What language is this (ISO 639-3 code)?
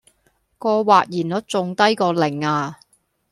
yue